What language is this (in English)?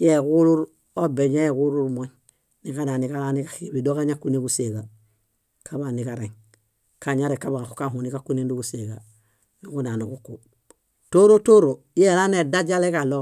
Bayot